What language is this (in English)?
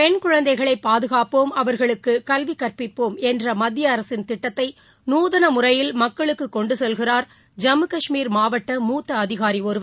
Tamil